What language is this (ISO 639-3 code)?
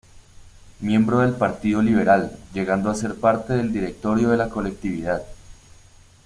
spa